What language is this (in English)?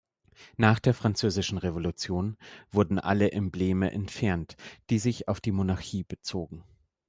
German